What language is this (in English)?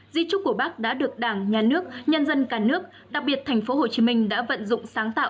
Vietnamese